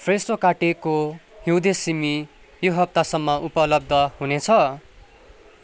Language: Nepali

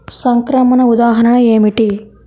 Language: Telugu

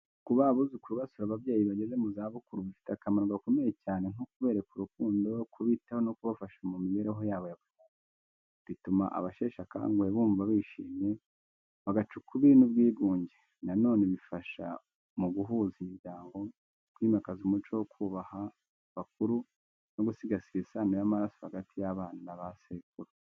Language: Kinyarwanda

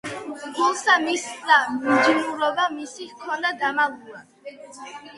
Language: Georgian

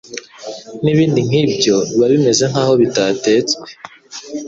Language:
Kinyarwanda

